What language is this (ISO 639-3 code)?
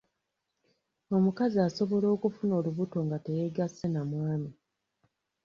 lug